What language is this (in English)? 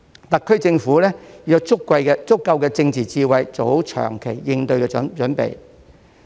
Cantonese